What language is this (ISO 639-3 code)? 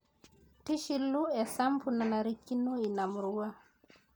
mas